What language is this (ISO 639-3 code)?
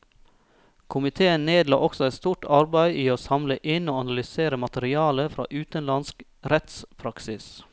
nor